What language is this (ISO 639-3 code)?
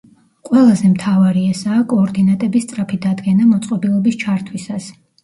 kat